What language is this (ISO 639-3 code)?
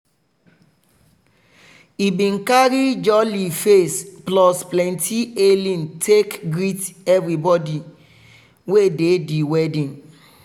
pcm